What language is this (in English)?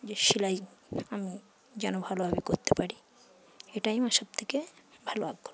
Bangla